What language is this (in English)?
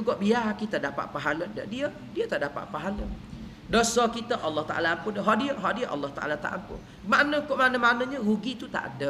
Malay